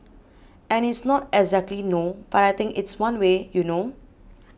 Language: English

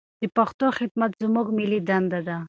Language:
Pashto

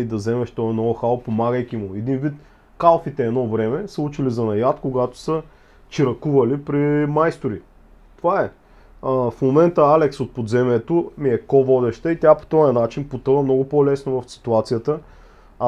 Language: Bulgarian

